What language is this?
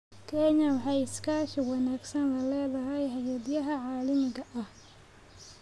Somali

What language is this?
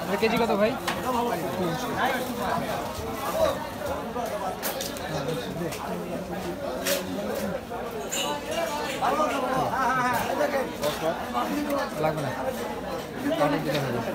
Hindi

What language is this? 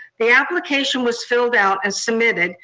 English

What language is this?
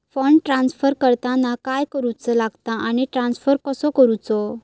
Marathi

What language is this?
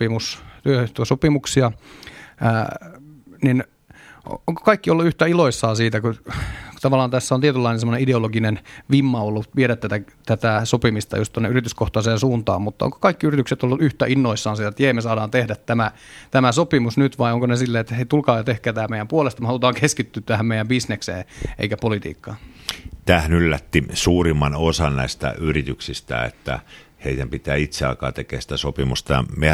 Finnish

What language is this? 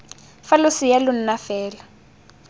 Tswana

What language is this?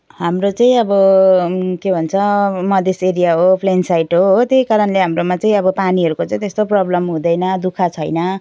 Nepali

